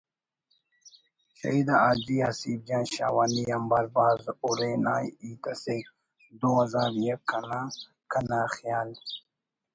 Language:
Brahui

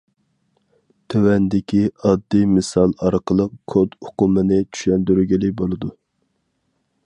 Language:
Uyghur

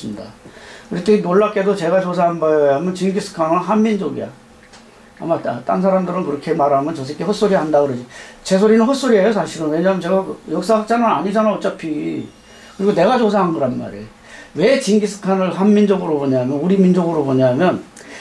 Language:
Korean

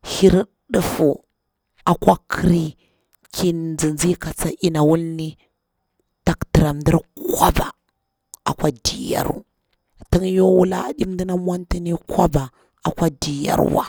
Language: Bura-Pabir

